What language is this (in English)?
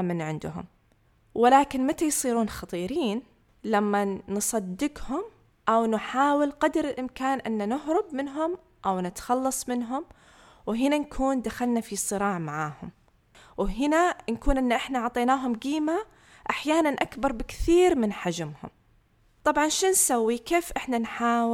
Arabic